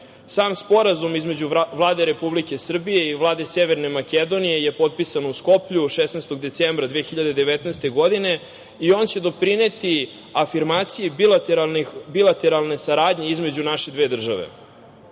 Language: Serbian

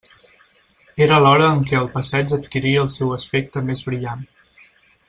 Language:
Catalan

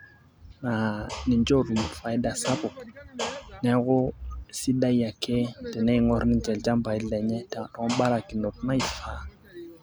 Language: Masai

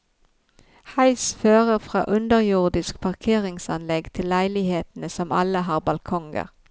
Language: Norwegian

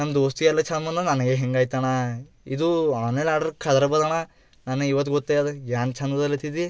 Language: Kannada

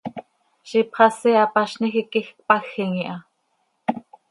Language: Seri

